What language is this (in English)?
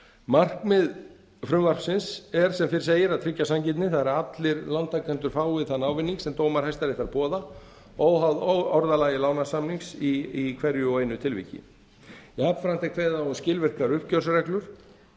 Icelandic